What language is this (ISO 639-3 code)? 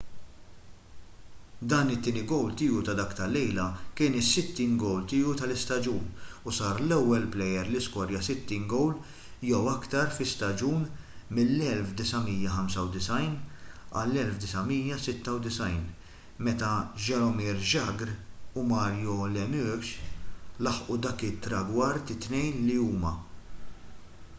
mlt